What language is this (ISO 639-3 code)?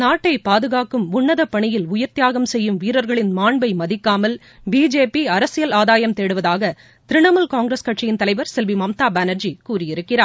tam